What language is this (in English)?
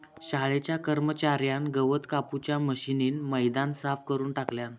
Marathi